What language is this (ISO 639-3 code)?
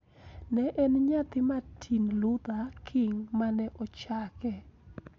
luo